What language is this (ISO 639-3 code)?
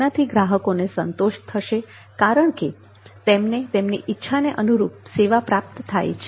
guj